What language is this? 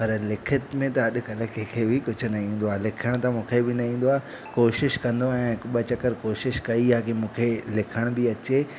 Sindhi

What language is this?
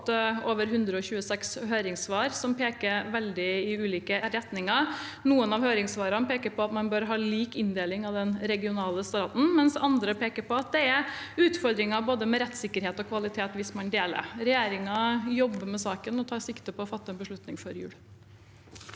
Norwegian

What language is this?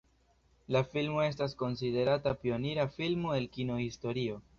Esperanto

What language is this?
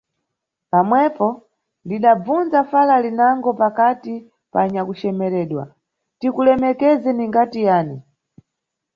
Nyungwe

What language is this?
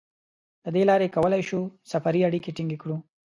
Pashto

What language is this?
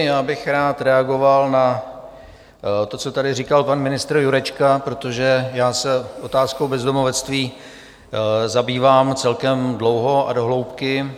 Czech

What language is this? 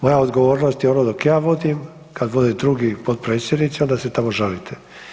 Croatian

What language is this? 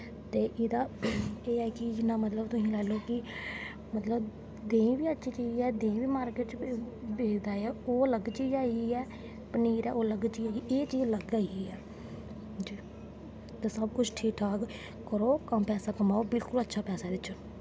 Dogri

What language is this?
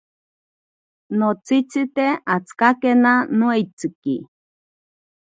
Ashéninka Perené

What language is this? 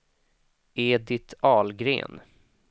Swedish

